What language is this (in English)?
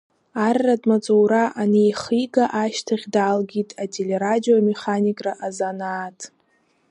Abkhazian